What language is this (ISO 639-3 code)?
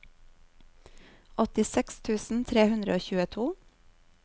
nor